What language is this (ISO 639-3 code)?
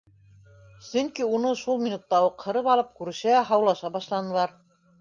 bak